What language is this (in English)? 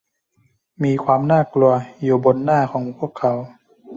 Thai